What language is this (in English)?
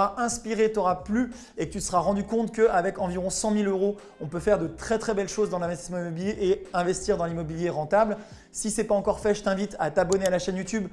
French